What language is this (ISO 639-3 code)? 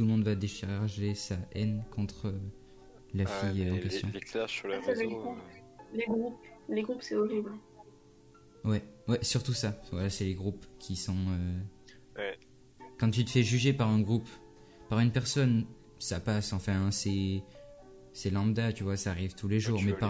fra